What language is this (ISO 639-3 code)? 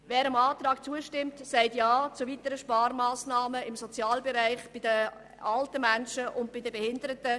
gsw